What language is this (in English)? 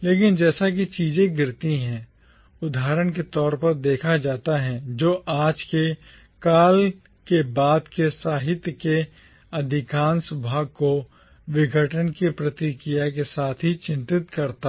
Hindi